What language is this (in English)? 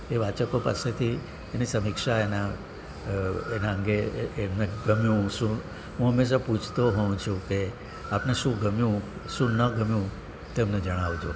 Gujarati